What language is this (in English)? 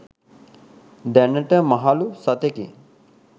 Sinhala